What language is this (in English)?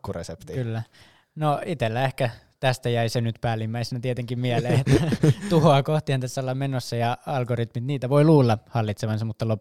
Finnish